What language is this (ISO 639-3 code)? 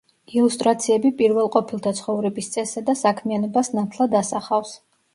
kat